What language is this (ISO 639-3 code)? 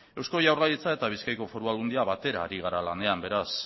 eus